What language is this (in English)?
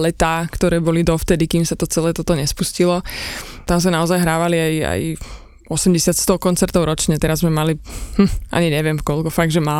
Slovak